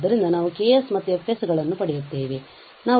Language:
Kannada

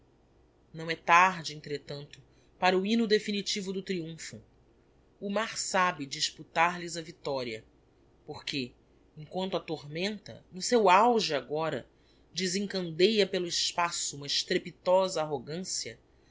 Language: Portuguese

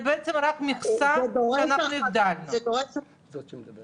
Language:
Hebrew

